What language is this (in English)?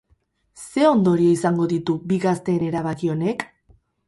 Basque